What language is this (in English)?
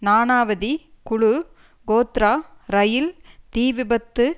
Tamil